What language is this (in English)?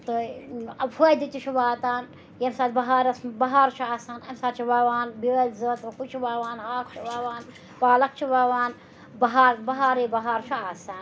Kashmiri